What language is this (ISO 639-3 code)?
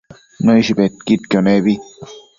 mcf